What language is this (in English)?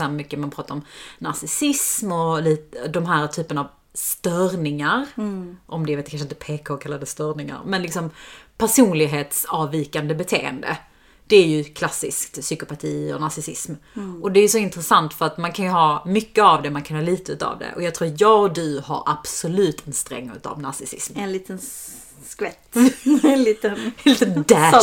Swedish